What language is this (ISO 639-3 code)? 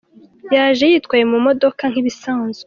kin